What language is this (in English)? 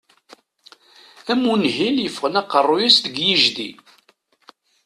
Kabyle